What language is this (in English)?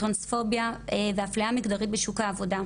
Hebrew